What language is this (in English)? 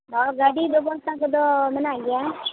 Santali